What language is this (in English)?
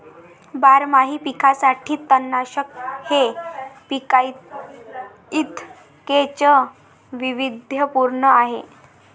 Marathi